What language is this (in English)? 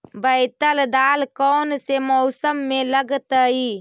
Magahi